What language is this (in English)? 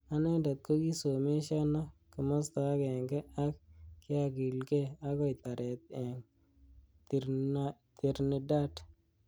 Kalenjin